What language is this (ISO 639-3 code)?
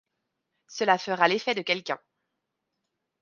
fra